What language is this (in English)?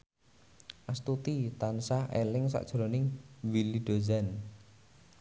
Javanese